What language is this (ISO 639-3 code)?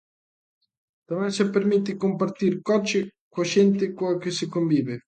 glg